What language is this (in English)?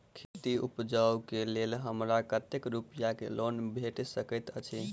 Maithili